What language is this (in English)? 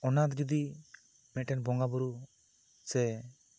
Santali